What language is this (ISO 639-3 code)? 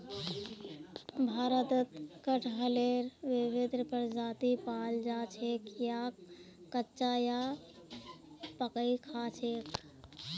mag